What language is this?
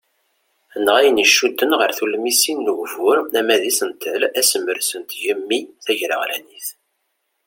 Kabyle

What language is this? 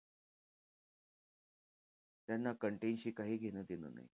Marathi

